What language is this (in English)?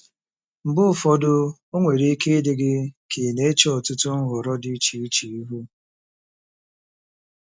Igbo